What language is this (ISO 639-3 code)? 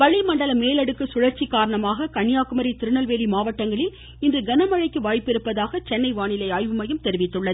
tam